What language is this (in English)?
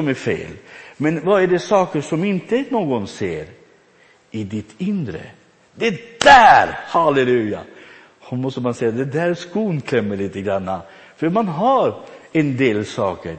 Swedish